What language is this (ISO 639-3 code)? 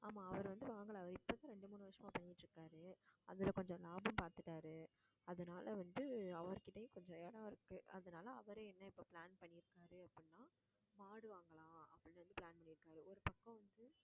tam